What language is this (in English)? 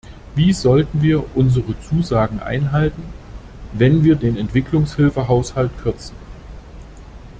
German